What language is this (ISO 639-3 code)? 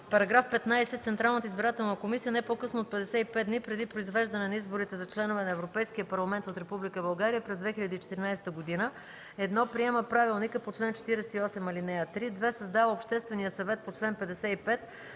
bul